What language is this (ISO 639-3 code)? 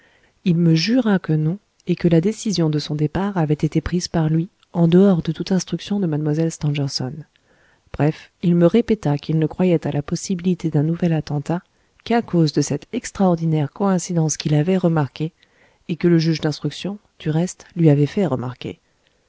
fra